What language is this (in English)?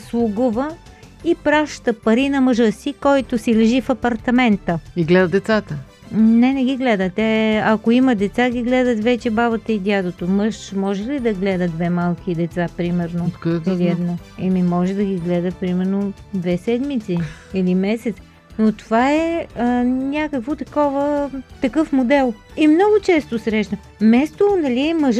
Bulgarian